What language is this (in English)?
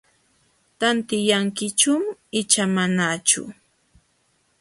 Jauja Wanca Quechua